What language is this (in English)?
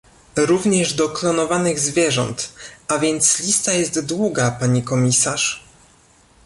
Polish